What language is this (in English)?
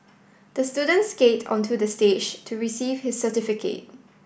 English